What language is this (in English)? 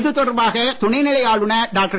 Tamil